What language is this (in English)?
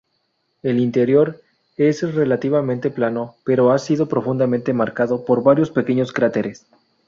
Spanish